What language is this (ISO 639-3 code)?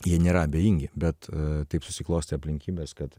lit